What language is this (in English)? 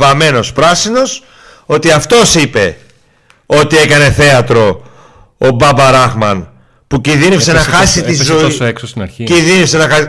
Greek